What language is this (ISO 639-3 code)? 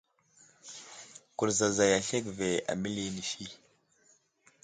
udl